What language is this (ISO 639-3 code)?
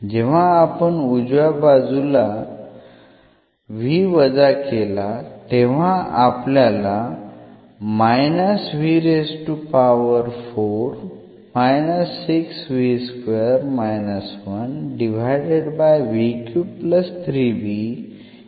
mar